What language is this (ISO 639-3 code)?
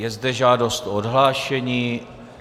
ces